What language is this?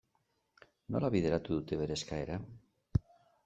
Basque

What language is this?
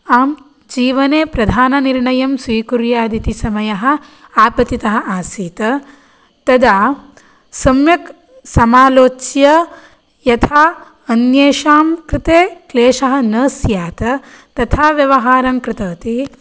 Sanskrit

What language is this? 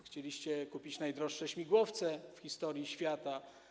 Polish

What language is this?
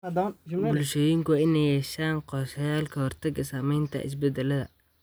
Somali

